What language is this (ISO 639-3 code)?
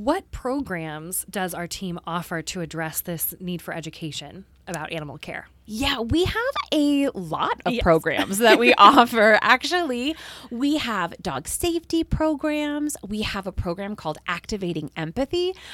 eng